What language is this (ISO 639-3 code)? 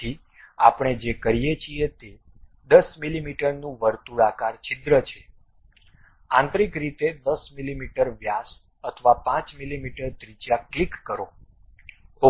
guj